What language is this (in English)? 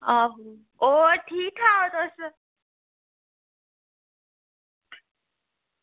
Dogri